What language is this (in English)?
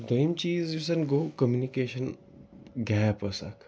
Kashmiri